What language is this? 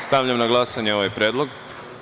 Serbian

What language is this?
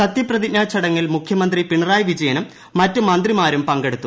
Malayalam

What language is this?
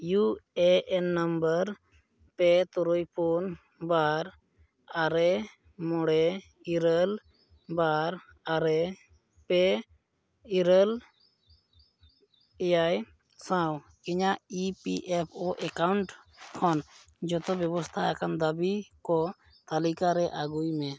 Santali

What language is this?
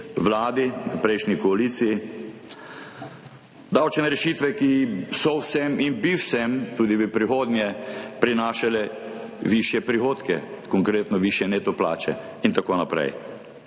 Slovenian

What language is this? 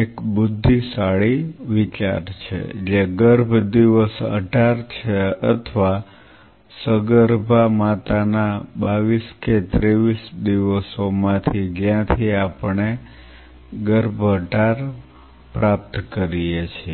Gujarati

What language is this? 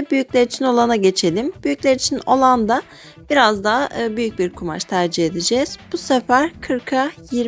Turkish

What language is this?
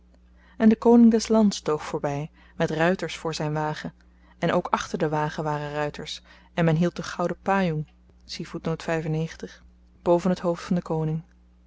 Dutch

